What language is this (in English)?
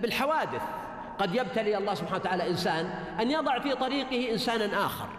Arabic